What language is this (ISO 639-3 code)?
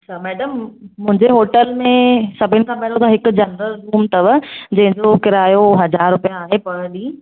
snd